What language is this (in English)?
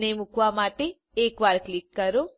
Gujarati